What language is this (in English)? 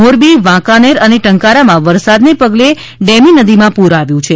Gujarati